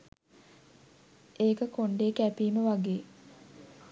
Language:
Sinhala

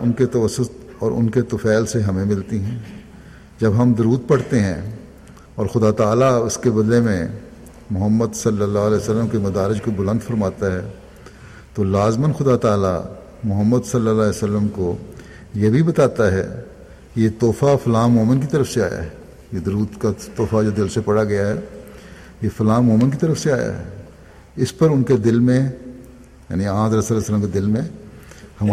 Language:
Urdu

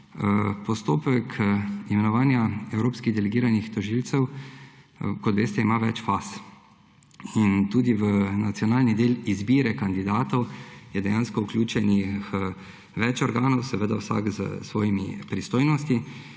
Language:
Slovenian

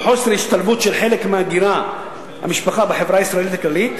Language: Hebrew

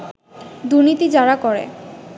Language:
Bangla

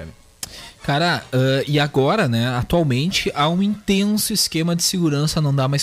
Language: Portuguese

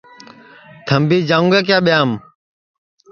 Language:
Sansi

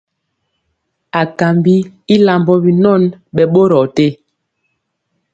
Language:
Mpiemo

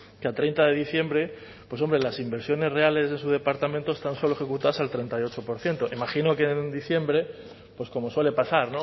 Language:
Spanish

